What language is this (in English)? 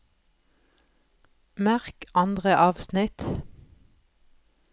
Norwegian